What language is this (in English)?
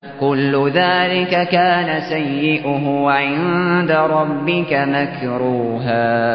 Arabic